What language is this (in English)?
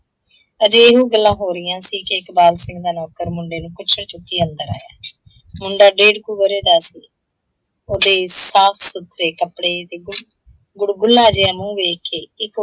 Punjabi